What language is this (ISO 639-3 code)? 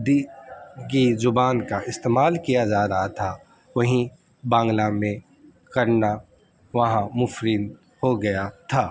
urd